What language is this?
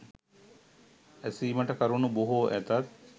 Sinhala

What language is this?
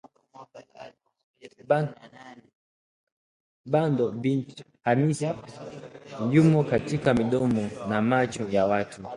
Swahili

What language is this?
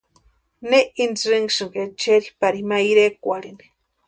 Western Highland Purepecha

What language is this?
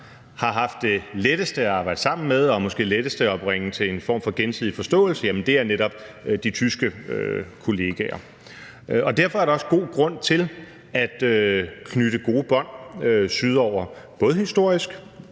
Danish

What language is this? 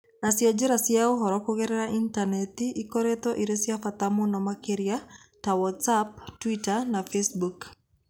Kikuyu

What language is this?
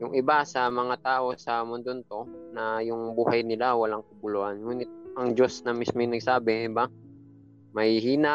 Filipino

